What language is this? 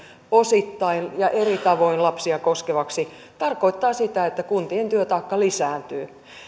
Finnish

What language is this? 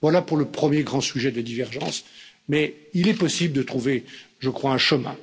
French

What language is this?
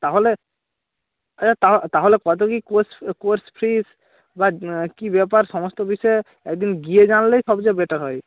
Bangla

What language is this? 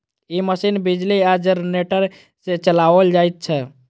Maithili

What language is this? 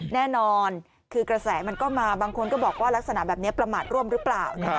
Thai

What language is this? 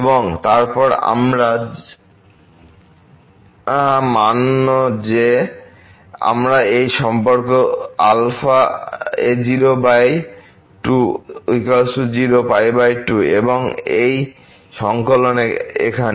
Bangla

